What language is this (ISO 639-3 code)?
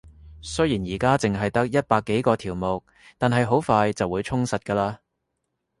yue